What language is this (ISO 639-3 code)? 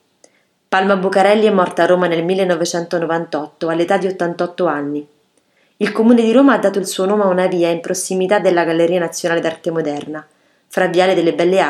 ita